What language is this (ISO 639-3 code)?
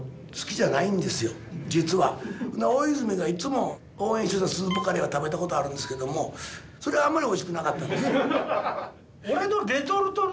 jpn